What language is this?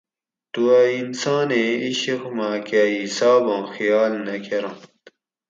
Gawri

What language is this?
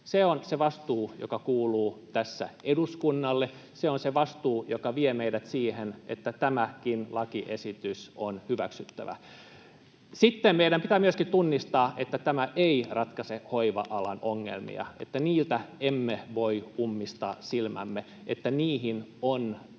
Finnish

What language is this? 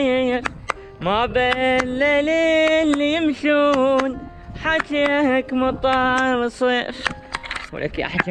Arabic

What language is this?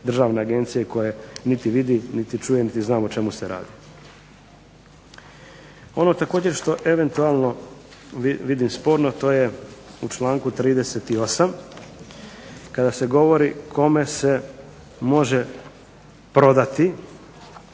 Croatian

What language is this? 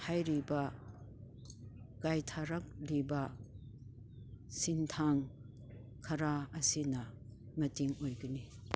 Manipuri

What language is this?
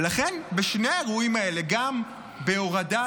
Hebrew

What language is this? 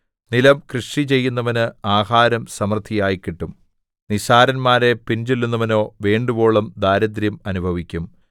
Malayalam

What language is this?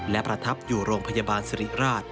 Thai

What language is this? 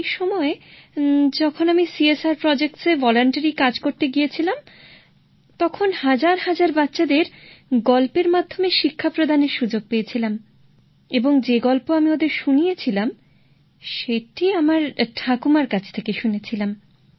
Bangla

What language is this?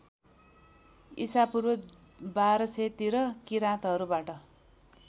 Nepali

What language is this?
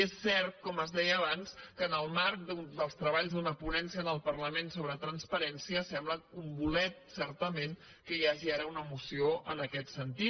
Catalan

